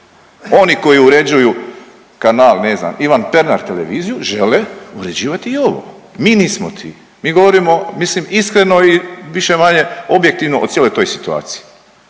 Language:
Croatian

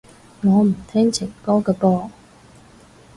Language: Cantonese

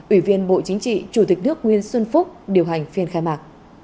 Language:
Vietnamese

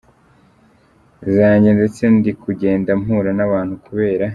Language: Kinyarwanda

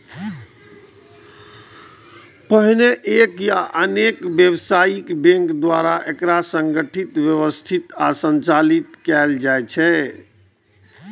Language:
Maithili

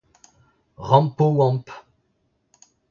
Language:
Breton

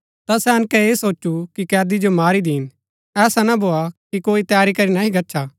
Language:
Gaddi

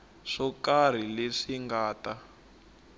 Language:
Tsonga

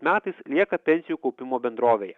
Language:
Lithuanian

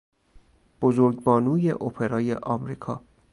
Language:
Persian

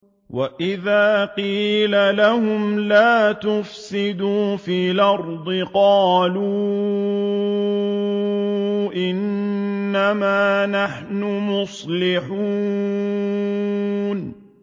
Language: Arabic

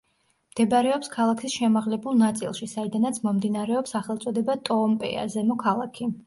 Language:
Georgian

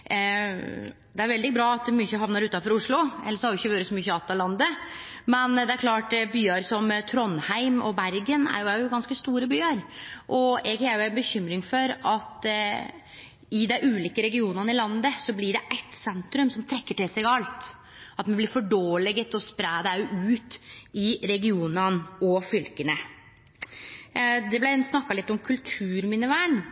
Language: Norwegian Nynorsk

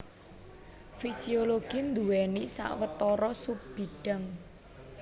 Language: Javanese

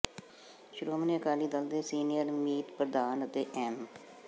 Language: Punjabi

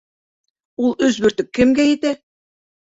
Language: Bashkir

